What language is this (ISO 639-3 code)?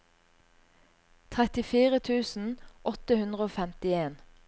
nor